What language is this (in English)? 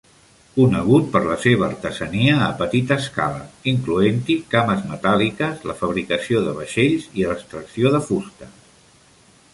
Catalan